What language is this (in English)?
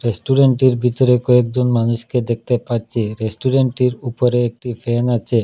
Bangla